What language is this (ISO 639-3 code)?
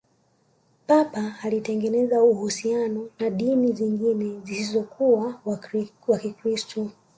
swa